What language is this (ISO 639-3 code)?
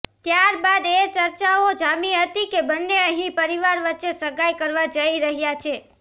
guj